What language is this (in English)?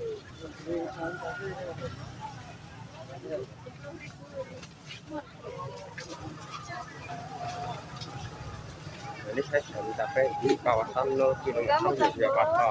Indonesian